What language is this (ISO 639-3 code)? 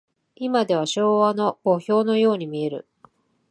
jpn